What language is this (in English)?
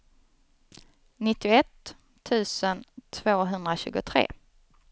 Swedish